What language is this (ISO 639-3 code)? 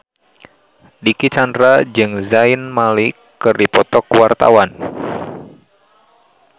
sun